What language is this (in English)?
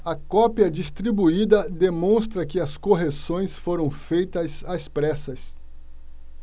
Portuguese